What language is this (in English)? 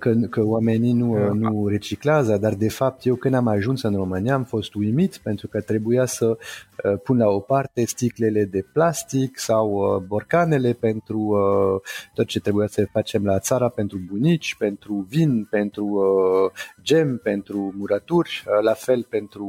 Romanian